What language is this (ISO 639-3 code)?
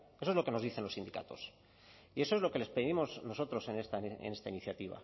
spa